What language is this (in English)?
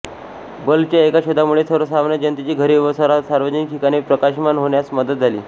Marathi